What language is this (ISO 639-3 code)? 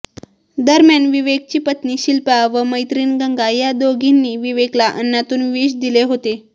mar